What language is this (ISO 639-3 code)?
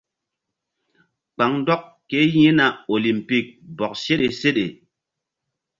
mdd